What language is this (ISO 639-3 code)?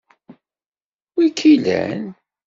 kab